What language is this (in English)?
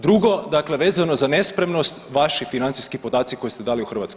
Croatian